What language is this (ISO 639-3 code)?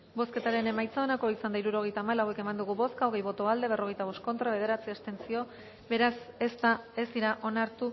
eus